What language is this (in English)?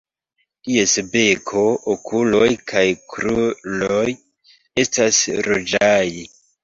Esperanto